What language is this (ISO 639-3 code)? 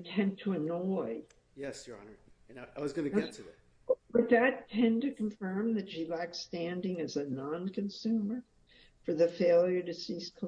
eng